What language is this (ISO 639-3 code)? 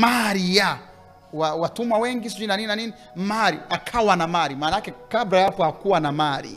swa